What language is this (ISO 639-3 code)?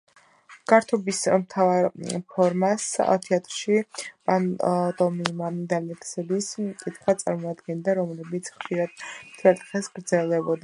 kat